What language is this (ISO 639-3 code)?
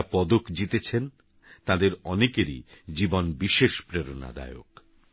ben